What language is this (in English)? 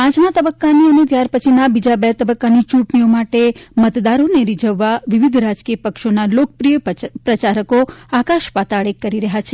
Gujarati